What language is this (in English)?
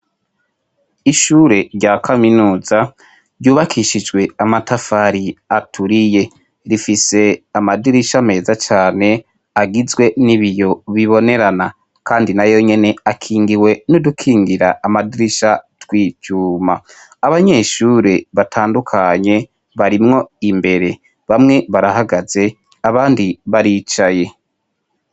Rundi